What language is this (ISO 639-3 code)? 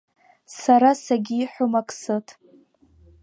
abk